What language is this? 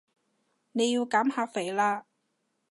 Cantonese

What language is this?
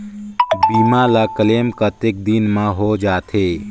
Chhattisgarhi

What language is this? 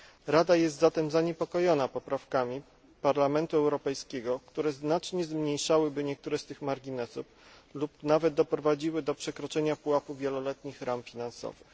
Polish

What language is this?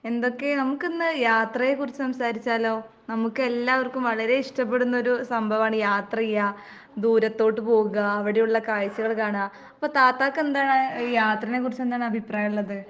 Malayalam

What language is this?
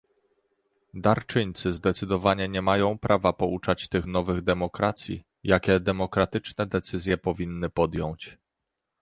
Polish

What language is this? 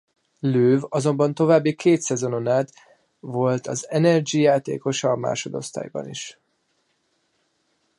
Hungarian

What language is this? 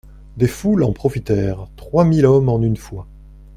French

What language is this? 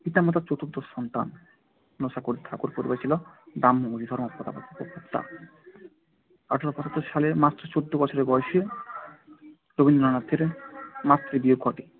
Bangla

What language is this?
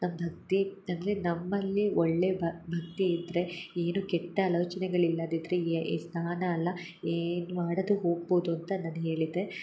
Kannada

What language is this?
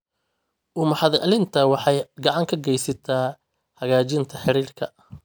Somali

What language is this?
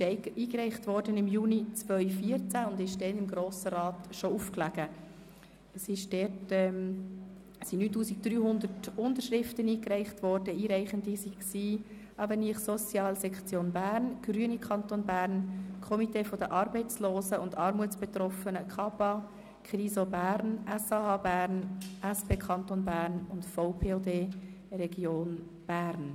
Swiss German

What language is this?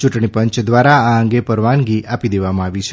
Gujarati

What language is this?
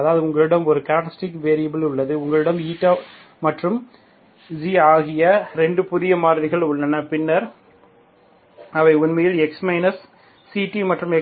Tamil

